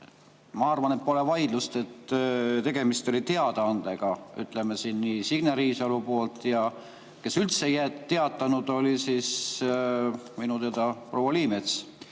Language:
Estonian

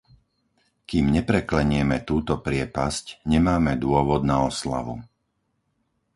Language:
Slovak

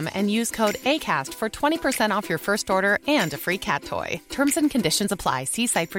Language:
Spanish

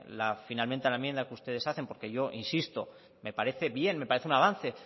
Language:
Spanish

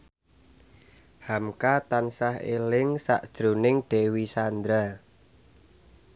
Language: Javanese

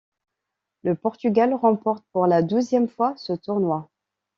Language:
French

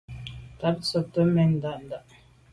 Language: Medumba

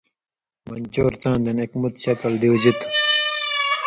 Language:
Indus Kohistani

